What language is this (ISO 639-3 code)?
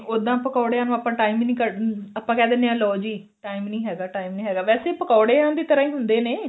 pan